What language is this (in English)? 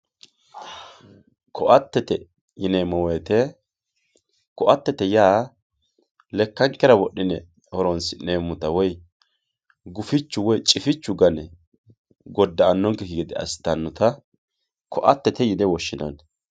Sidamo